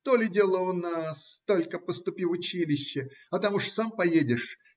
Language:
Russian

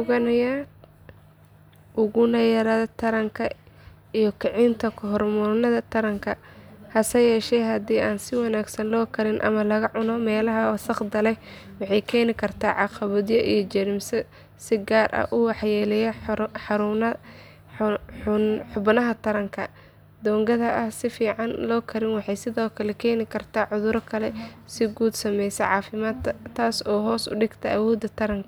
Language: Somali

